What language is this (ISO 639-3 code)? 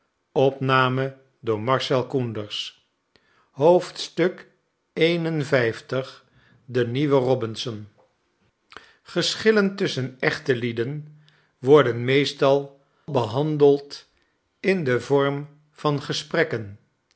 nld